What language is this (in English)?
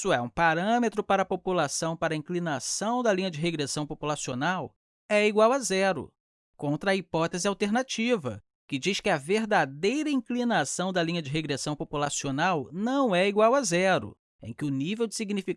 Portuguese